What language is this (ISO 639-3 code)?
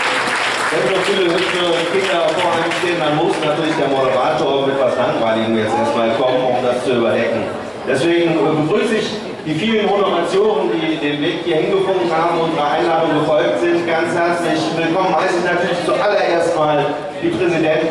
deu